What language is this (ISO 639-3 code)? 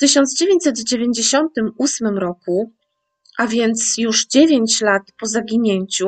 pol